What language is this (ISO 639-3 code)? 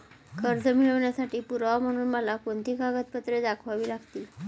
mar